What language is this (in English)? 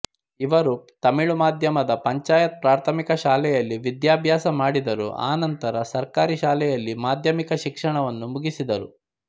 Kannada